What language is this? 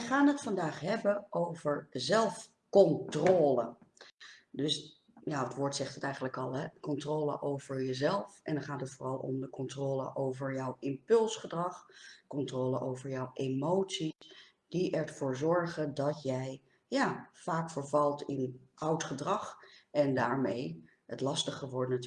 Dutch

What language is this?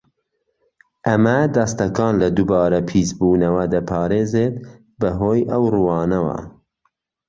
Central Kurdish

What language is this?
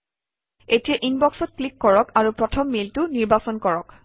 Assamese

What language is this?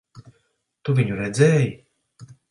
Latvian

